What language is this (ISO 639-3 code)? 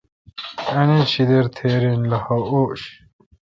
xka